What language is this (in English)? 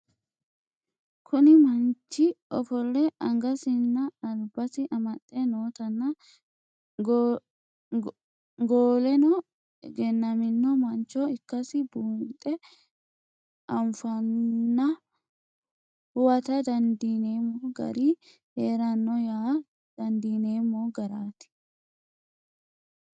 Sidamo